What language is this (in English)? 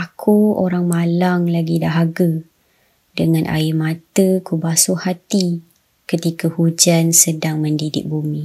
Malay